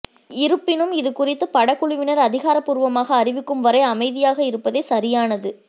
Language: Tamil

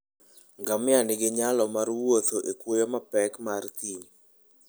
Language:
Luo (Kenya and Tanzania)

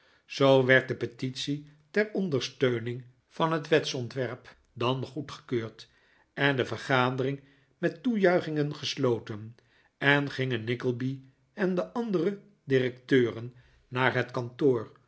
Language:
Dutch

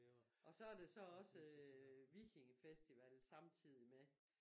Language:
Danish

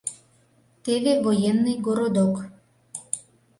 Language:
Mari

